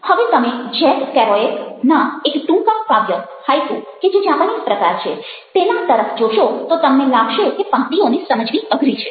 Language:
Gujarati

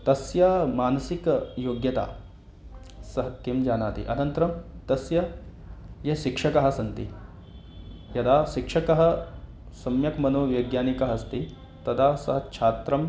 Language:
Sanskrit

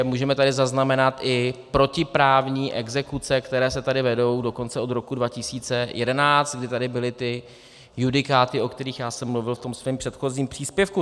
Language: Czech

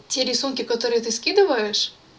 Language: Russian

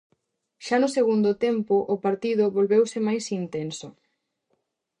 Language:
Galician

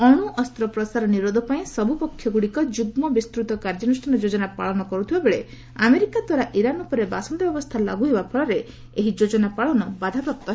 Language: Odia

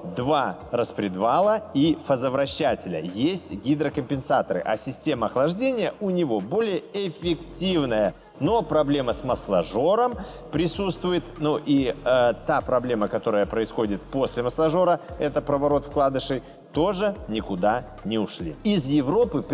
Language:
Russian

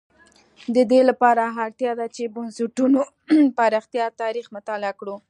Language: Pashto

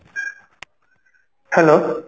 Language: Odia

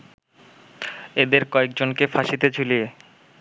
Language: Bangla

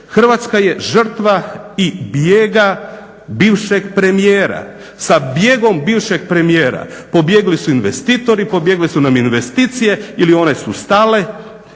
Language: Croatian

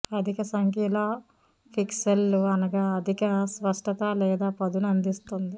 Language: Telugu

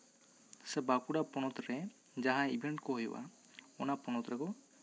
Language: Santali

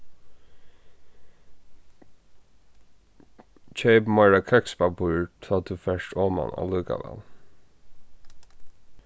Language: Faroese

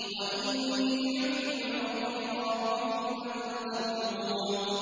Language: Arabic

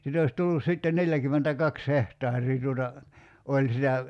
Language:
Finnish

